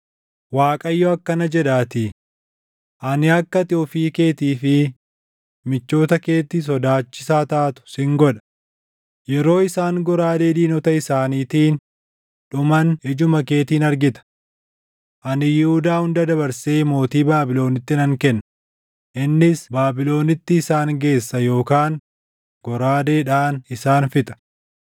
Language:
Oromo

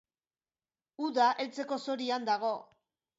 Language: Basque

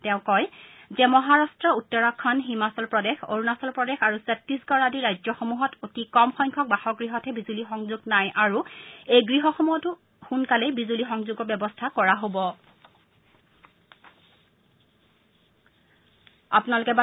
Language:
Assamese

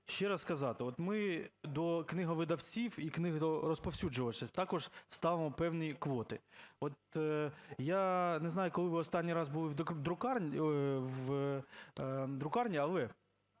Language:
Ukrainian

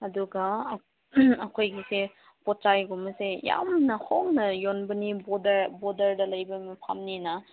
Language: Manipuri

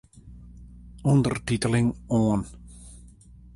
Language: Western Frisian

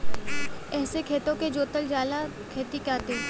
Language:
Bhojpuri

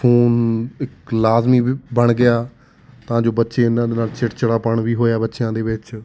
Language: Punjabi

